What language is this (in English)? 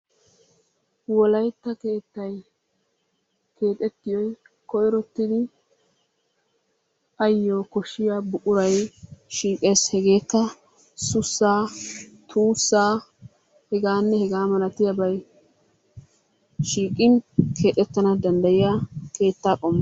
Wolaytta